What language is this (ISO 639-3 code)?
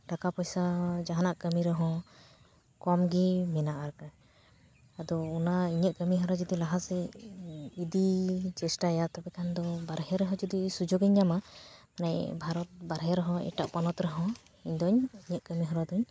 sat